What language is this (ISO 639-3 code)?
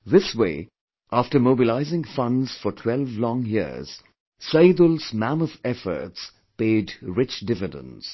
eng